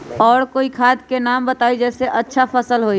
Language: Magahi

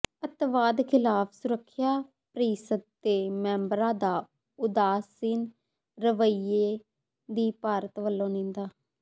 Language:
Punjabi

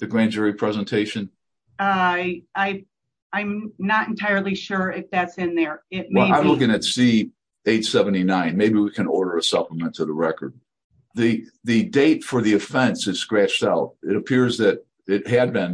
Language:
English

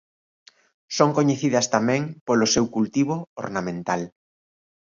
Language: Galician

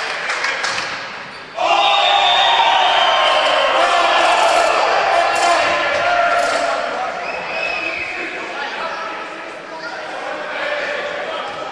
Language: Bulgarian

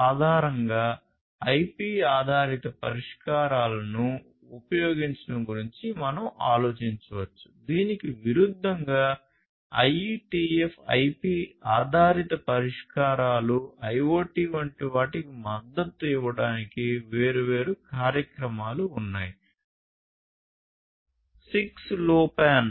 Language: Telugu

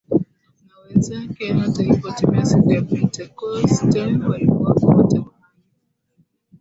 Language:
Swahili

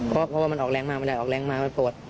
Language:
Thai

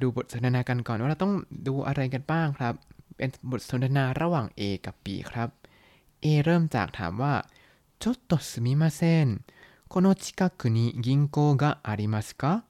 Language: Thai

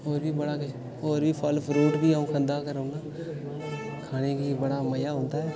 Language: Dogri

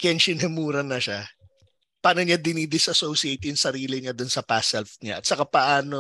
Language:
Filipino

